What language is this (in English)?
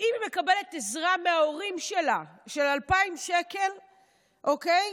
Hebrew